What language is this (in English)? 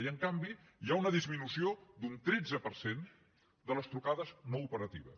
Catalan